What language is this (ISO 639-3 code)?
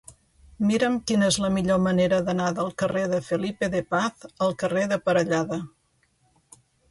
cat